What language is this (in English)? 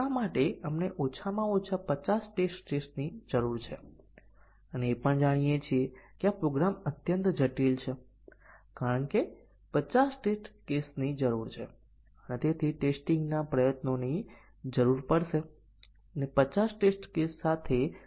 Gujarati